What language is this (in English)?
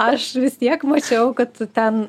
Lithuanian